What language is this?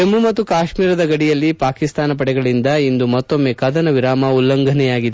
Kannada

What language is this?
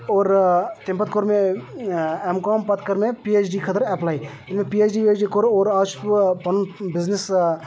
Kashmiri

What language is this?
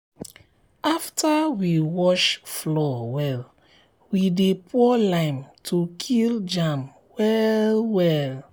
Nigerian Pidgin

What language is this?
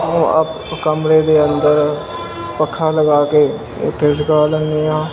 Punjabi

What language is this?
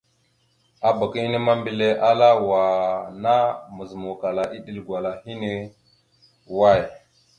Mada (Cameroon)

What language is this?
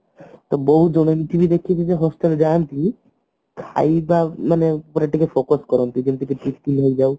Odia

